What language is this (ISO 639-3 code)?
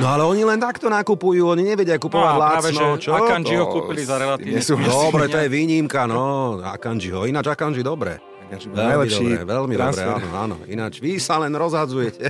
slk